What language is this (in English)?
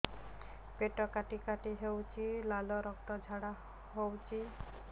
Odia